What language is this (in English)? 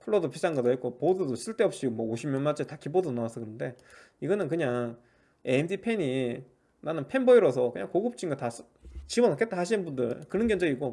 Korean